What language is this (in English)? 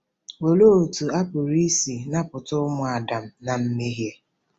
Igbo